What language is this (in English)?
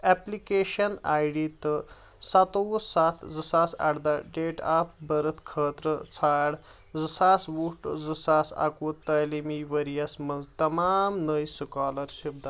Kashmiri